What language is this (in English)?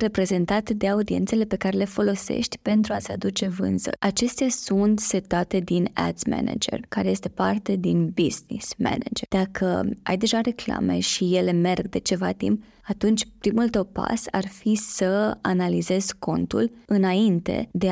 Romanian